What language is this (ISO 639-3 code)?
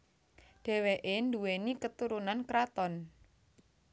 jav